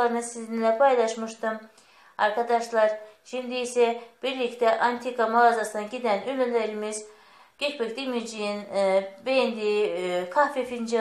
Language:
Turkish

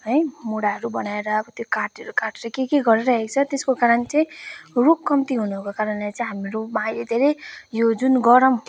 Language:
Nepali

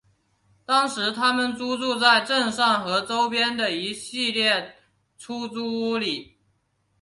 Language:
Chinese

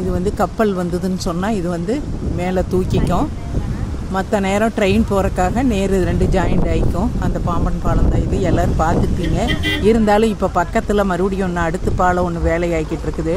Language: Thai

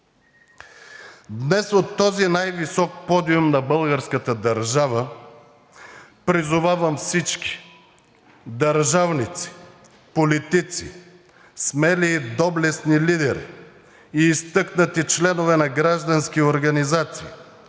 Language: Bulgarian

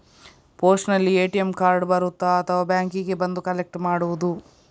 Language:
Kannada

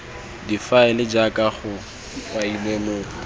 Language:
Tswana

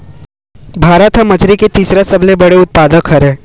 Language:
Chhattisgarhi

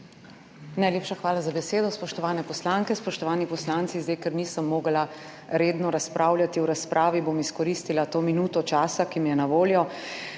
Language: Slovenian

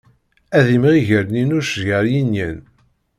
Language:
Kabyle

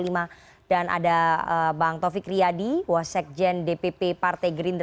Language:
Indonesian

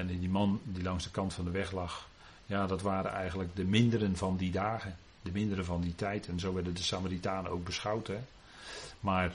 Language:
Dutch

